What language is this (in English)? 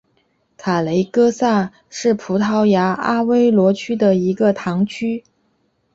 Chinese